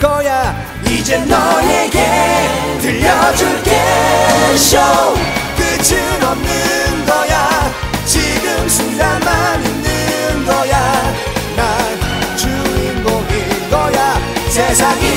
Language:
Korean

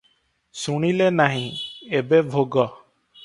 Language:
Odia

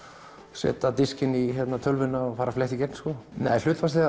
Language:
Icelandic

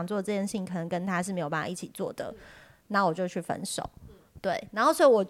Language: Chinese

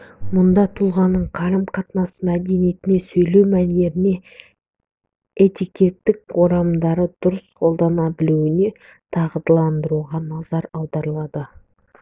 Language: Kazakh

